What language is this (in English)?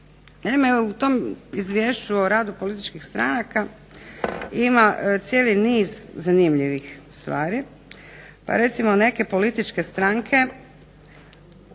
Croatian